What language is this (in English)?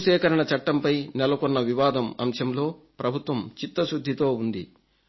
Telugu